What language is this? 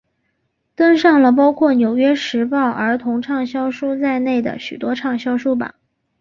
Chinese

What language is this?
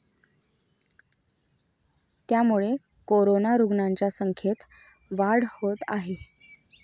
Marathi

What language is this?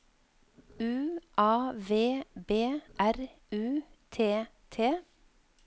Norwegian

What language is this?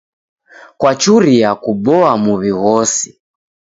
Taita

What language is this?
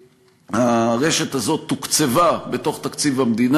Hebrew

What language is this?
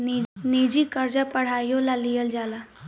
Bhojpuri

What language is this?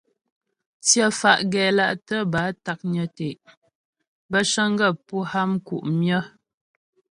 Ghomala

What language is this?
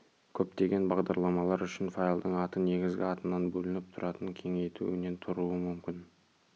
Kazakh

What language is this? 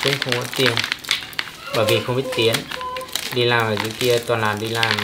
Vietnamese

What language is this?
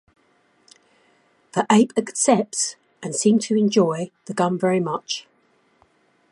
English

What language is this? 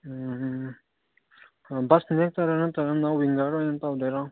Manipuri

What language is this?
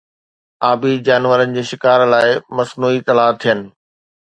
Sindhi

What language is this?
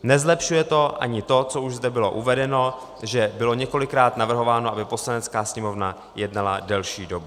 Czech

